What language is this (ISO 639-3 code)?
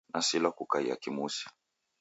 dav